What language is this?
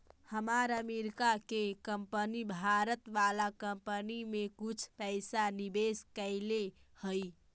Magahi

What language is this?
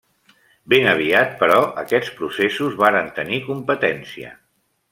Catalan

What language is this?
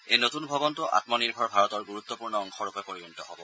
Assamese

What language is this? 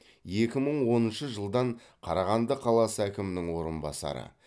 Kazakh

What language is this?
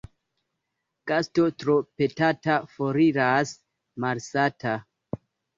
Esperanto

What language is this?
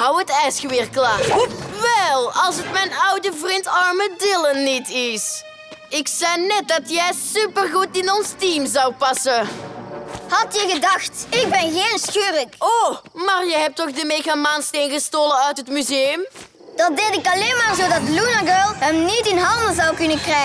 Dutch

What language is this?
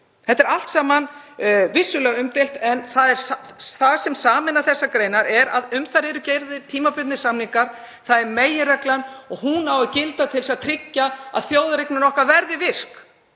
Icelandic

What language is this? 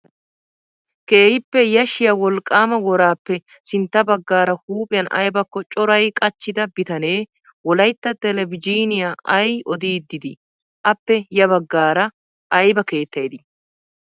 Wolaytta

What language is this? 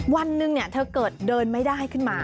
Thai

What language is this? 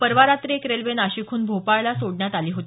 Marathi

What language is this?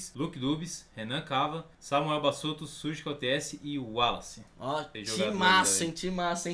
Portuguese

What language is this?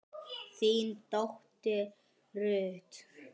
Icelandic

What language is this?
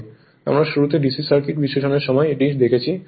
Bangla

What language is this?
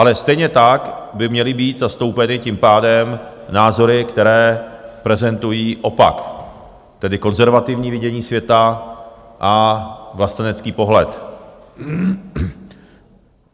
Czech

